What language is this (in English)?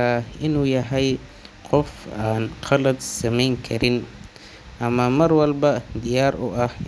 Somali